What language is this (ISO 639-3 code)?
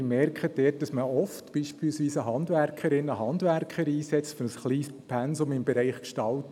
gsw